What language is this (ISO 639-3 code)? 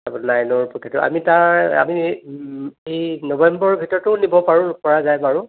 asm